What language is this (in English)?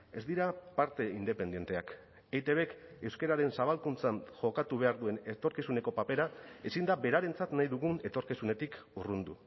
Basque